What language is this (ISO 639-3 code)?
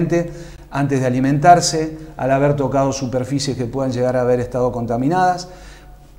spa